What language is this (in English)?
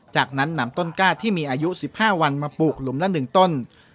Thai